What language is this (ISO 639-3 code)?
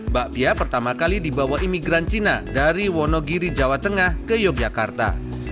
ind